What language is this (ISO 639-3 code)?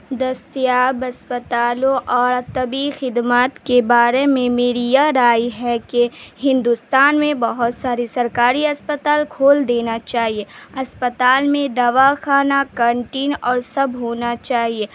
urd